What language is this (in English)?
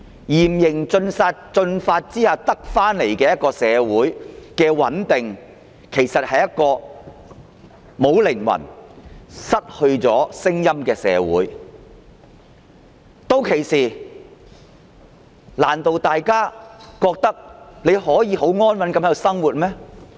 Cantonese